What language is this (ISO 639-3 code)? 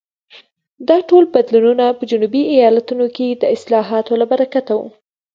pus